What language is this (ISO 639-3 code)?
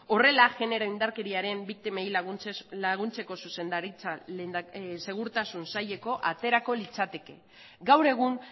eus